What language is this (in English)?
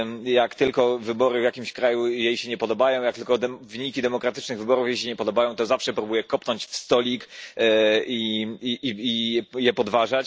Polish